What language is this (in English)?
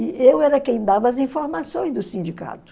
Portuguese